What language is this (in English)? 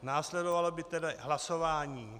Czech